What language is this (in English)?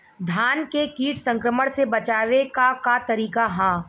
Bhojpuri